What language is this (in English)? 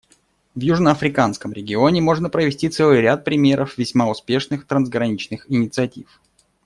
Russian